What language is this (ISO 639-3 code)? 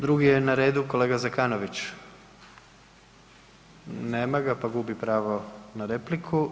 hrv